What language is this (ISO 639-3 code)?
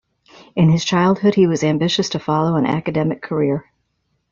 eng